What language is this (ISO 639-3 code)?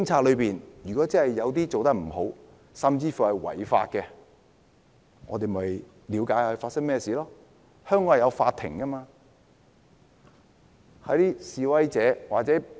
yue